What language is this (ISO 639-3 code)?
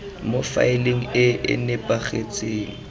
tsn